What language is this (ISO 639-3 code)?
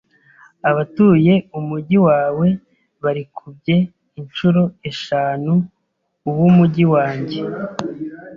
kin